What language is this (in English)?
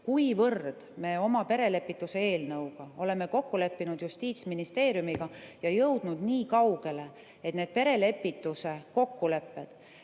Estonian